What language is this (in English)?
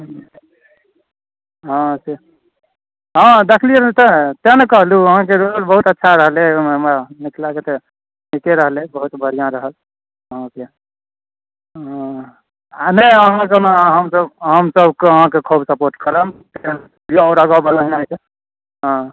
Maithili